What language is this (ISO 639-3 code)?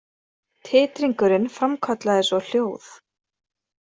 isl